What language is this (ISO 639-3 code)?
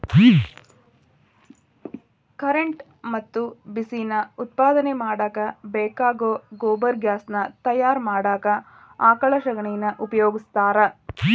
kan